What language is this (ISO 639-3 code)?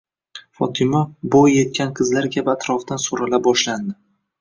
uzb